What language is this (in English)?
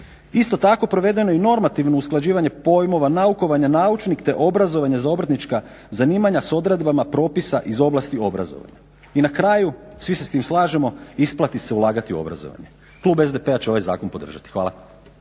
Croatian